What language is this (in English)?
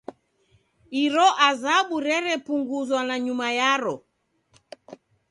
Taita